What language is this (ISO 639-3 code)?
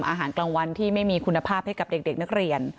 tha